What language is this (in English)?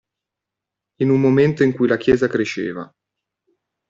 Italian